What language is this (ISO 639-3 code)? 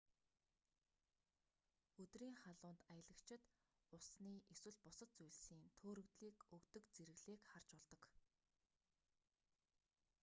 mon